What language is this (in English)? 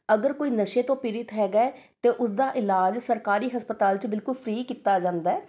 Punjabi